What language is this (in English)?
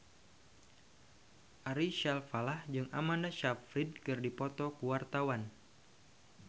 Sundanese